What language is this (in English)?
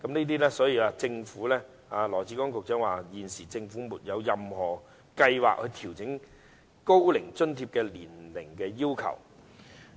Cantonese